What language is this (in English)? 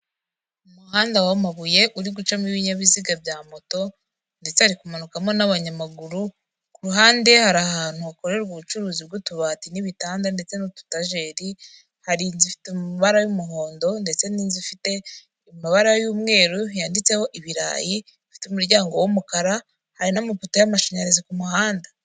Kinyarwanda